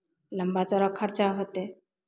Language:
Maithili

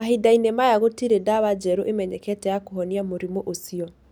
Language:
Kikuyu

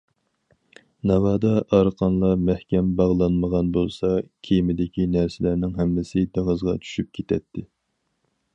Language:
Uyghur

